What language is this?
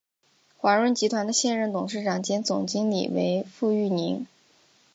Chinese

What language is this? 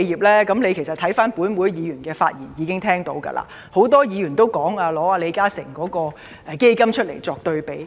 Cantonese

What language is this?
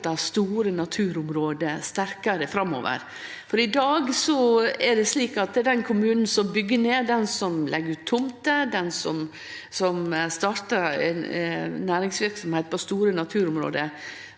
Norwegian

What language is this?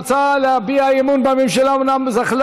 Hebrew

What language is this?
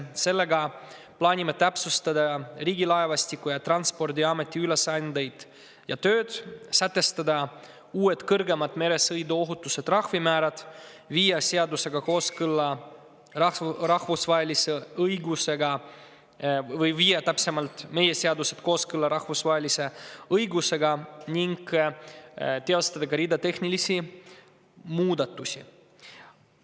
Estonian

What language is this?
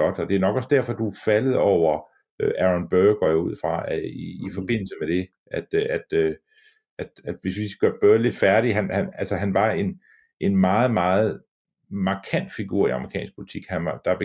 Danish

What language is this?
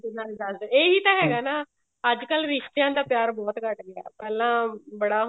Punjabi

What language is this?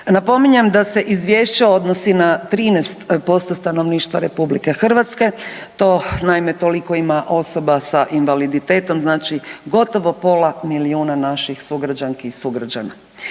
Croatian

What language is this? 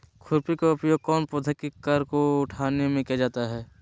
Magahi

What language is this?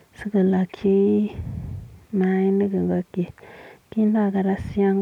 Kalenjin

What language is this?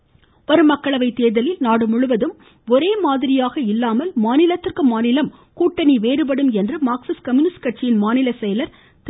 Tamil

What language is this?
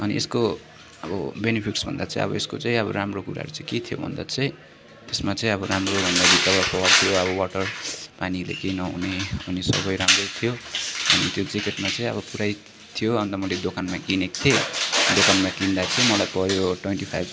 Nepali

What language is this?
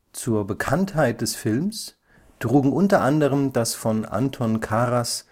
German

